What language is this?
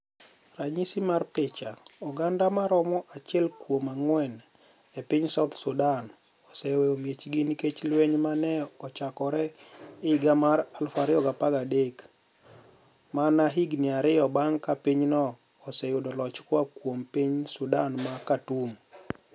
Luo (Kenya and Tanzania)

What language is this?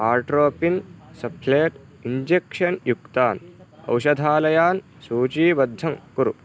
Sanskrit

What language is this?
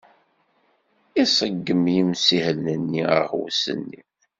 Kabyle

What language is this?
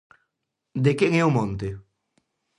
Galician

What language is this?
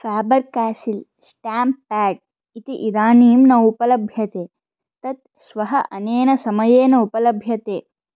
Sanskrit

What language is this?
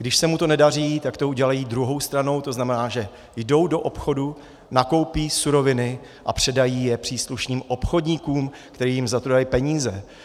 Czech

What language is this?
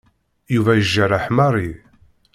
Kabyle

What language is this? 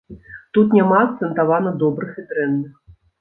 Belarusian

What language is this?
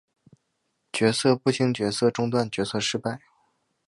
Chinese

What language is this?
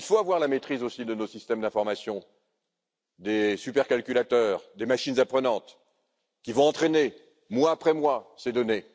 French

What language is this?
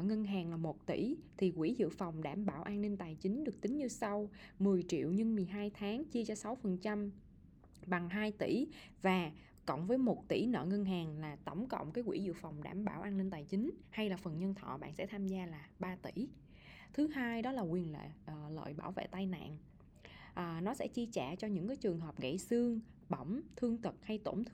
Vietnamese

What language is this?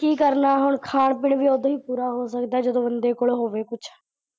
Punjabi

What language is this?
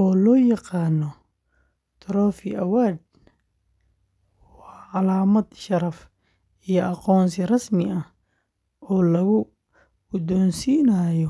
Somali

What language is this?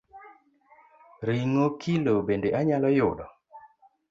Luo (Kenya and Tanzania)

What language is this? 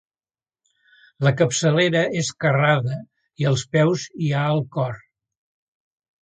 Catalan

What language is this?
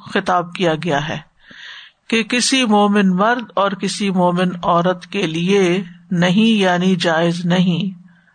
Urdu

